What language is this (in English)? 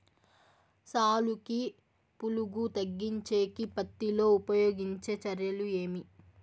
Telugu